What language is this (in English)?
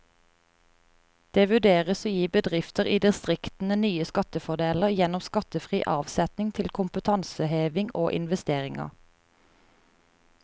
Norwegian